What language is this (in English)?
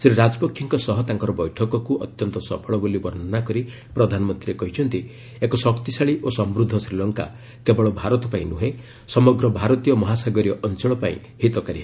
Odia